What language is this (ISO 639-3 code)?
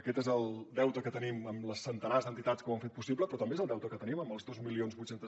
cat